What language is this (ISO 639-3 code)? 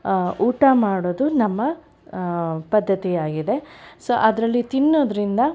kan